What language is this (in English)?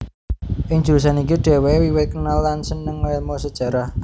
Javanese